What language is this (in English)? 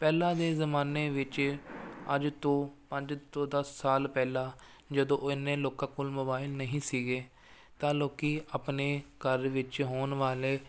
Punjabi